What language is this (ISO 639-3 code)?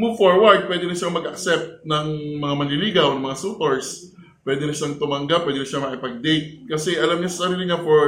fil